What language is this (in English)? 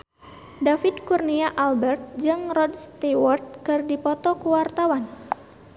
Sundanese